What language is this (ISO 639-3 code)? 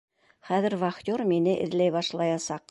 bak